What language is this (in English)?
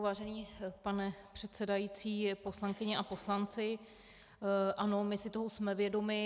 Czech